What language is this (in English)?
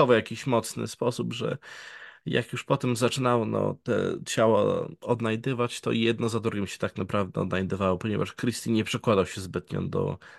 Polish